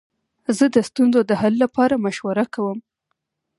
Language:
Pashto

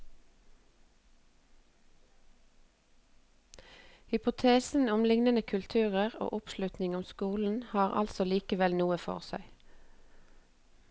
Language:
Norwegian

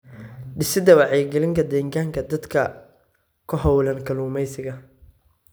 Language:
Somali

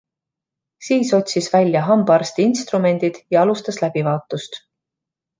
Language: Estonian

